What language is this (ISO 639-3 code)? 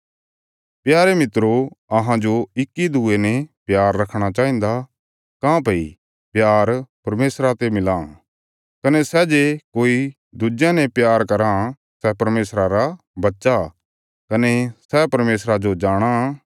kfs